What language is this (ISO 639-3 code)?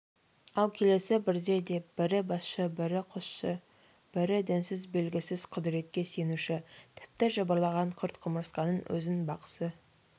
kaz